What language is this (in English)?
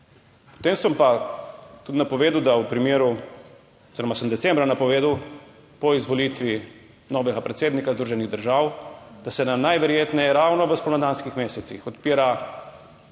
Slovenian